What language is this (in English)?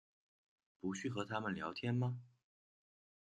Chinese